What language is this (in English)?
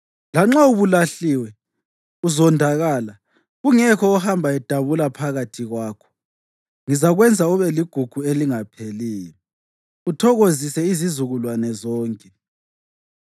North Ndebele